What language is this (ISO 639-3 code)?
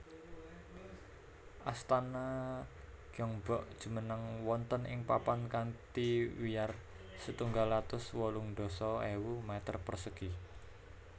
jav